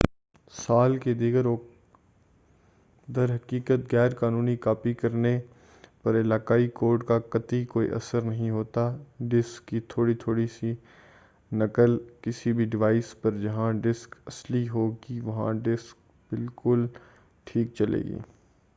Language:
Urdu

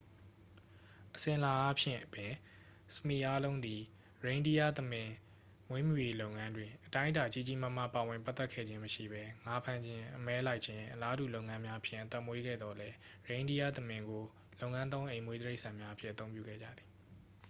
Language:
Burmese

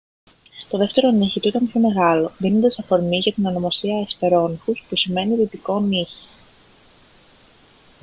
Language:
Greek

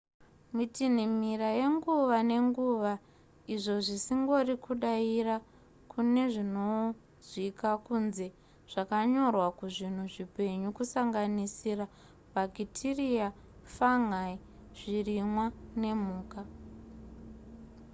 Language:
Shona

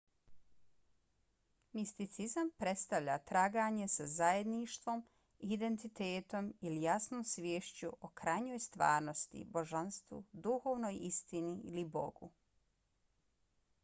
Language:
Bosnian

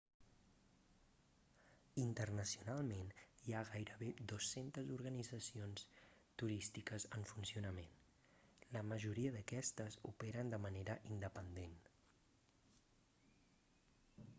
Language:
Catalan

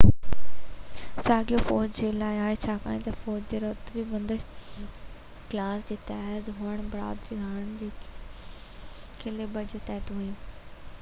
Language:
Sindhi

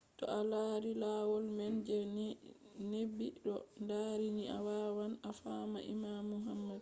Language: Fula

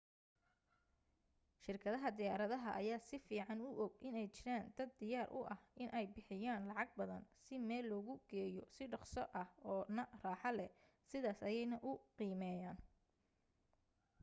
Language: Somali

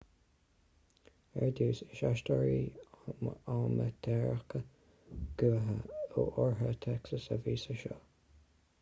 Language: Irish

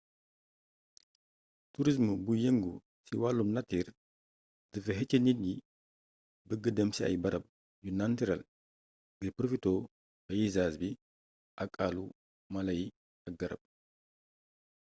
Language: Wolof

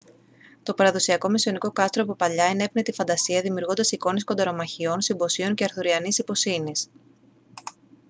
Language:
Greek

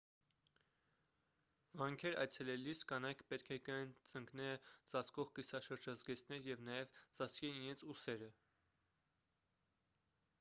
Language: Armenian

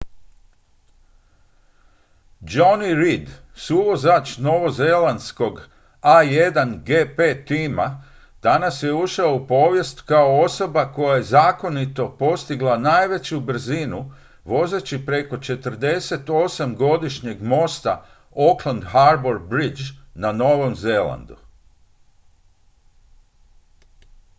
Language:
Croatian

